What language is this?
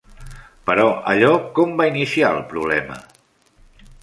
Catalan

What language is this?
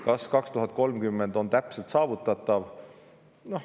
Estonian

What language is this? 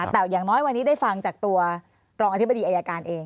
Thai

